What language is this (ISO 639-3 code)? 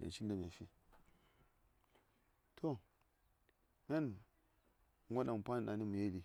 say